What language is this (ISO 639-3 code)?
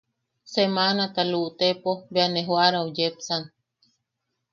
yaq